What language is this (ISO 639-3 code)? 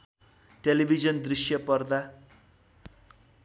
nep